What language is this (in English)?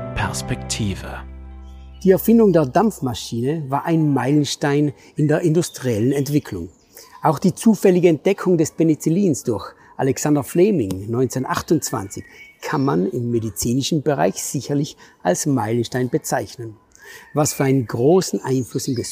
German